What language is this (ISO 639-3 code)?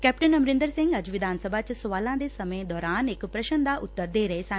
pan